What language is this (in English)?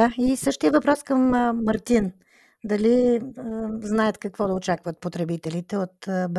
Bulgarian